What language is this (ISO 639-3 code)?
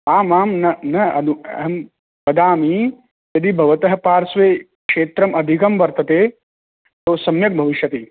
san